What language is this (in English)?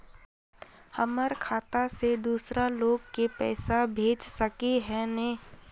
Magahi